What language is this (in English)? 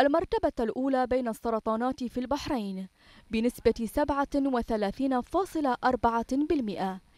Arabic